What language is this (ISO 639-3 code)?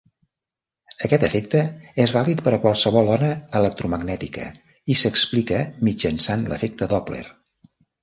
cat